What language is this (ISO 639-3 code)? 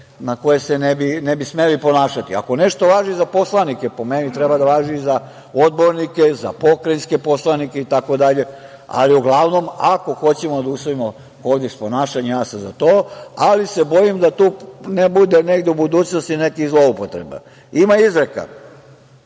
srp